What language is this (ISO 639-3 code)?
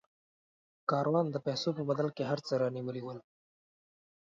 pus